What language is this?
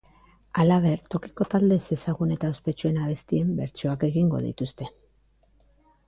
Basque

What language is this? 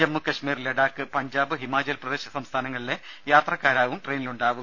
Malayalam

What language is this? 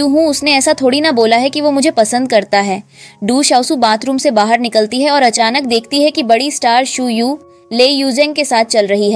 Hindi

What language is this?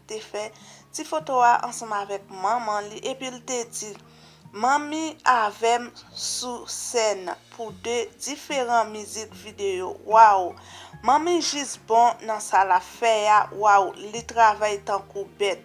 French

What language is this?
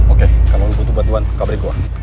Indonesian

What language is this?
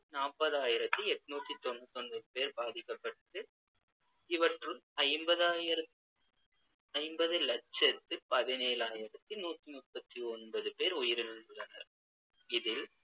Tamil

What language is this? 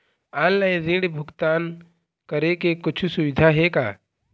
Chhattisgarhi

